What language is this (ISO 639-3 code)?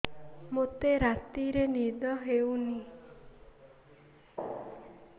ori